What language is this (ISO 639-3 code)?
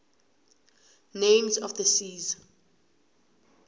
nbl